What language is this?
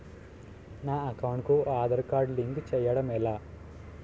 Telugu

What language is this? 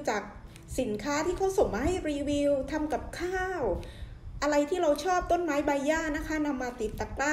Thai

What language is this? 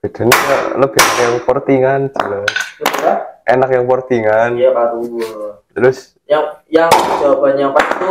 Indonesian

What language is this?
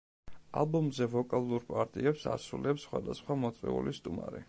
Georgian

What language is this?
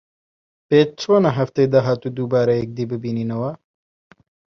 Central Kurdish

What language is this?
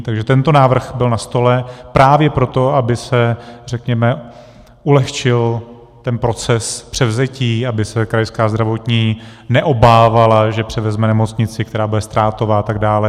Czech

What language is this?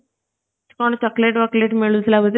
Odia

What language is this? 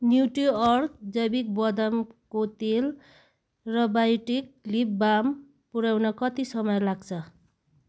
Nepali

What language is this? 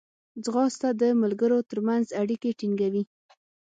Pashto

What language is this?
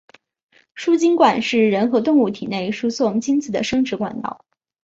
Chinese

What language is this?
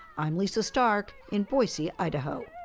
English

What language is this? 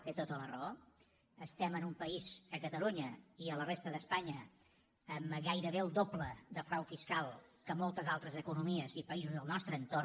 Catalan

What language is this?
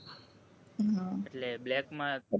Gujarati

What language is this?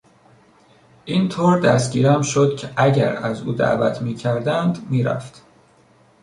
Persian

